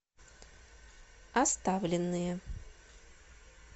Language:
Russian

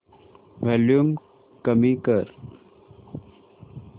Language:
Marathi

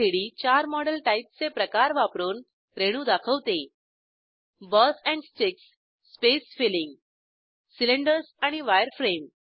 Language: Marathi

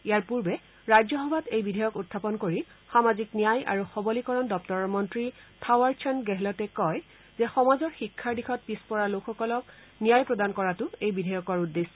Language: Assamese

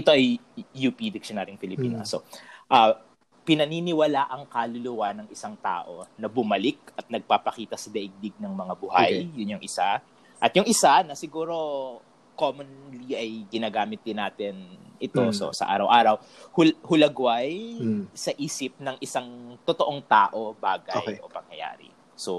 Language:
Filipino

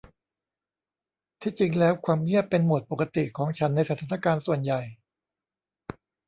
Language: Thai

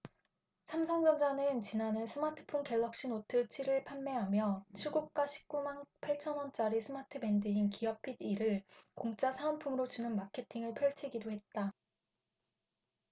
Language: Korean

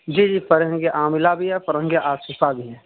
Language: Urdu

